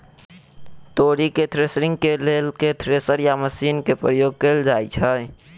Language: Maithili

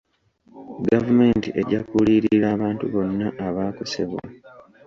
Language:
Ganda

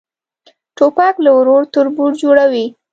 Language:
Pashto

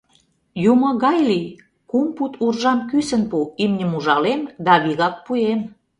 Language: Mari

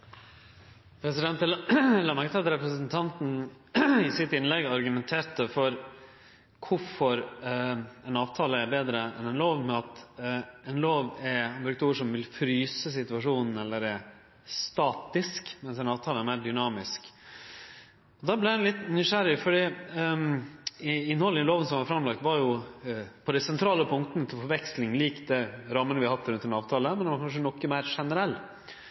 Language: Norwegian Nynorsk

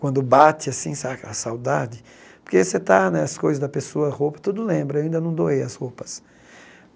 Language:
Portuguese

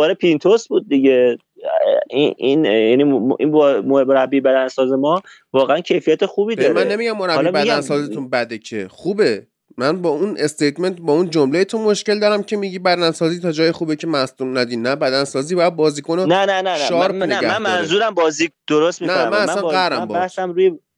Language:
Persian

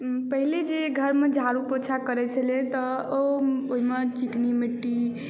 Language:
Maithili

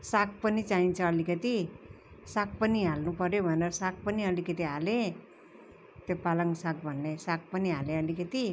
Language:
Nepali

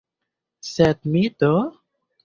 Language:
Esperanto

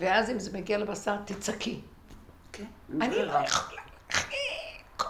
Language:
Hebrew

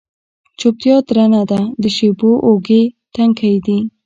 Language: Pashto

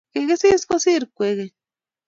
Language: Kalenjin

